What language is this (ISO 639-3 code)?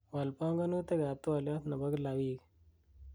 kln